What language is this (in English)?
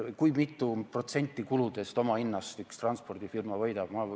Estonian